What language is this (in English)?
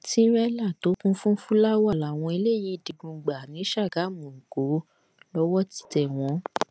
Yoruba